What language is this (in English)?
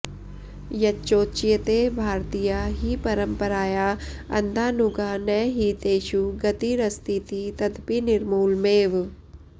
Sanskrit